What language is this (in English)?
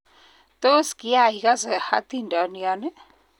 Kalenjin